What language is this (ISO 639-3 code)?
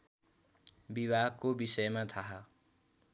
nep